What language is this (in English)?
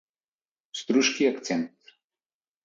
Macedonian